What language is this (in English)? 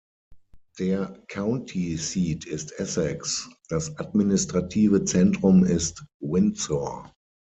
German